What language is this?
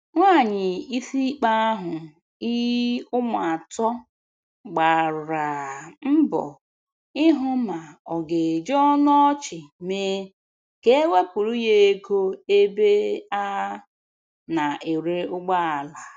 Igbo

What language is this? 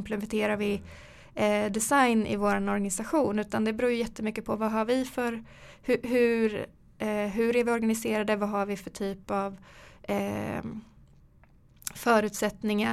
Swedish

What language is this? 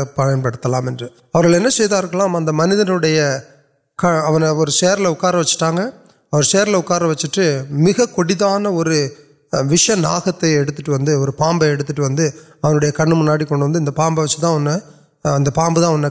Urdu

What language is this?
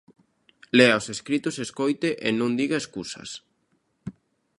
Galician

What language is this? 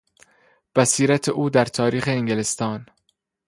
Persian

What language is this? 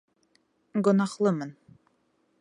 Bashkir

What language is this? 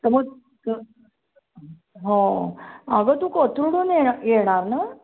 Marathi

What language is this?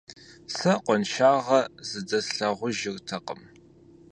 Kabardian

